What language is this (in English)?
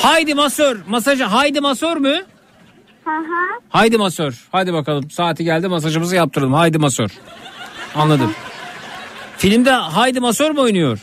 Turkish